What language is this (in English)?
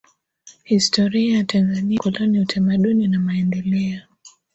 Swahili